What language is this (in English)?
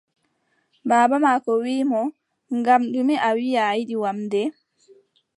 Adamawa Fulfulde